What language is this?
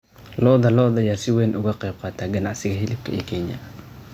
Somali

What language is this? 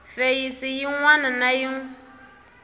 Tsonga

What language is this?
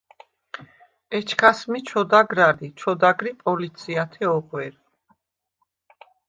Svan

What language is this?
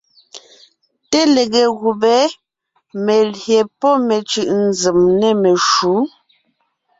Ngiemboon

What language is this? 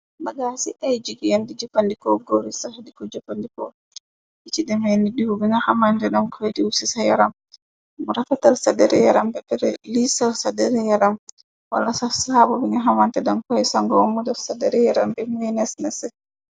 Wolof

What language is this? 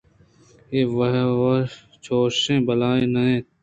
Eastern Balochi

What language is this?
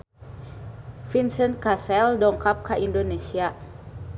Sundanese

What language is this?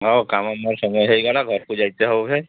Odia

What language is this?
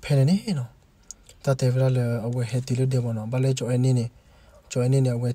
Korean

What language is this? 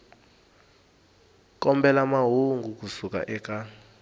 Tsonga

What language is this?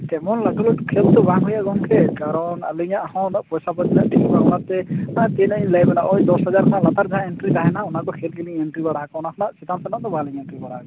Santali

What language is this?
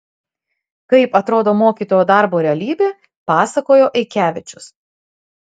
Lithuanian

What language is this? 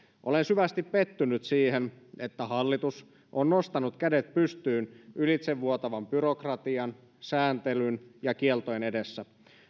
Finnish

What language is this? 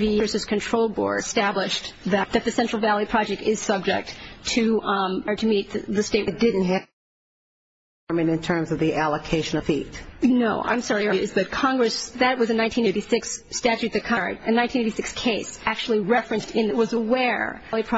English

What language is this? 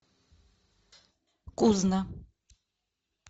Russian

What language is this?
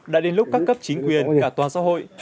Vietnamese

